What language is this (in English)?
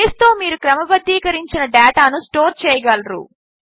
Telugu